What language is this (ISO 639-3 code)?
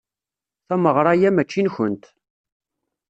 kab